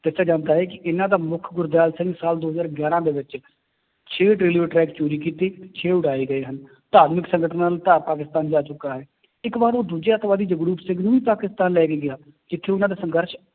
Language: Punjabi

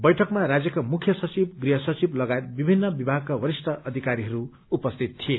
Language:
Nepali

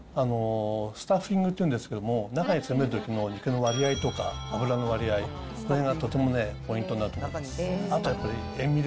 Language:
Japanese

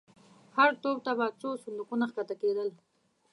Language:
Pashto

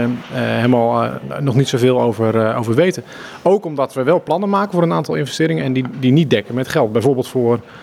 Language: Dutch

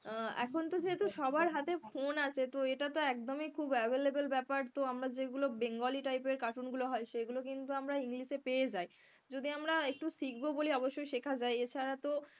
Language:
Bangla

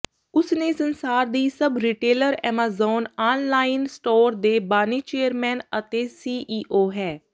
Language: Punjabi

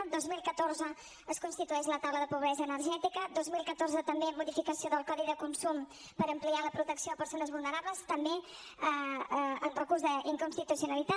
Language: Catalan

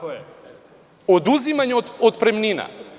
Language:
Serbian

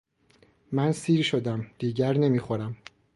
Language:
Persian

